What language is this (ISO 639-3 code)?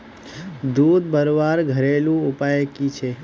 mag